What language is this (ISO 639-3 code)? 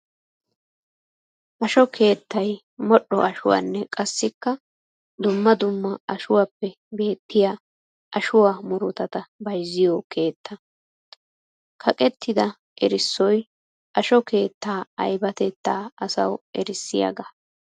wal